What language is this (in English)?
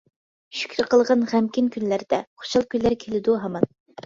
Uyghur